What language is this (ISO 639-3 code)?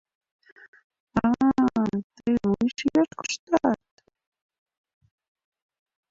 chm